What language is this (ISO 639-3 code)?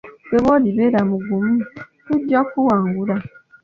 lug